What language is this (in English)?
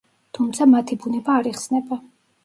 Georgian